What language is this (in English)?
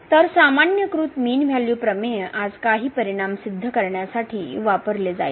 Marathi